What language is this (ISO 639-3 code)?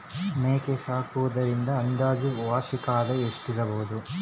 kan